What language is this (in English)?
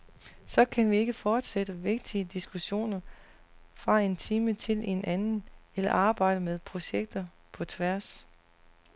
Danish